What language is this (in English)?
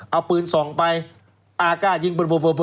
Thai